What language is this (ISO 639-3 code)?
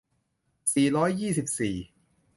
tha